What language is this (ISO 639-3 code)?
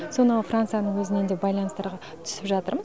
kaz